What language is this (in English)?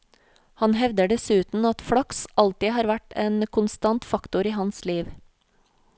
Norwegian